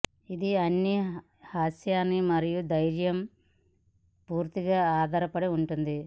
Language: Telugu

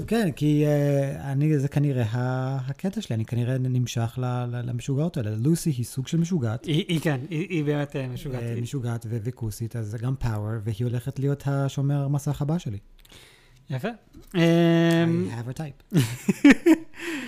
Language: Hebrew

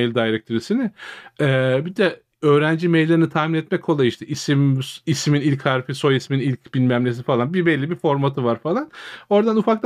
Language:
Turkish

